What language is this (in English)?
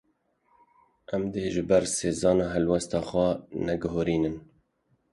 Kurdish